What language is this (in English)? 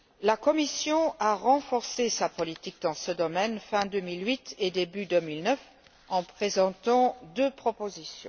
French